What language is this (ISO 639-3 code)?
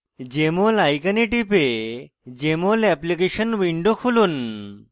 ben